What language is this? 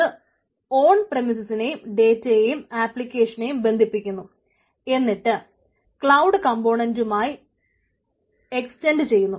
Malayalam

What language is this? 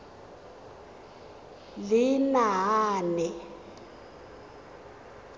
Tswana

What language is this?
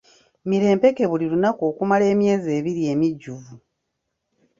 Ganda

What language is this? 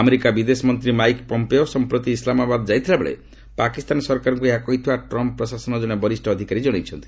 Odia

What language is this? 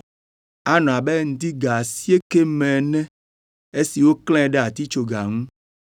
Ewe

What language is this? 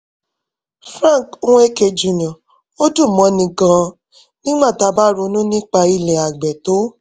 Yoruba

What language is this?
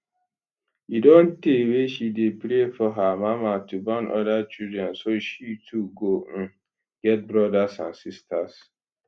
Nigerian Pidgin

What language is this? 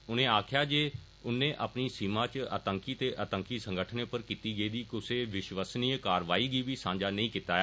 Dogri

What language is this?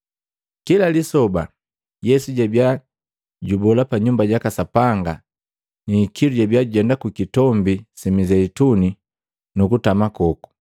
Matengo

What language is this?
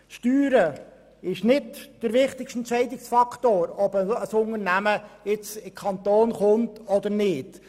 Swiss German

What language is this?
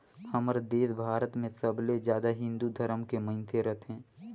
Chhattisgarhi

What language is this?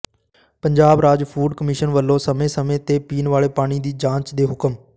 Punjabi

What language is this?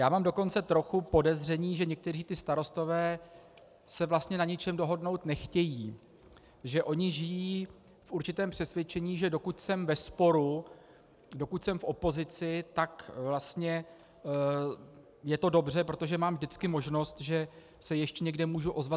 Czech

